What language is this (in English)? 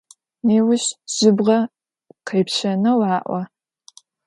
Adyghe